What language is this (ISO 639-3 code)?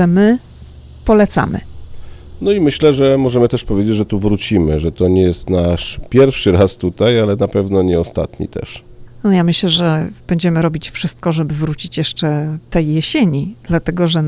pol